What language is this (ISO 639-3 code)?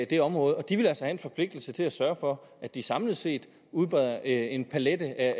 dan